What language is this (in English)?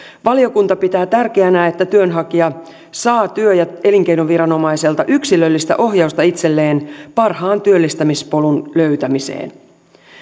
Finnish